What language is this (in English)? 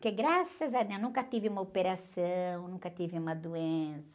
Portuguese